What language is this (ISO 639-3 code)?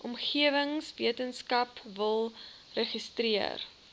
afr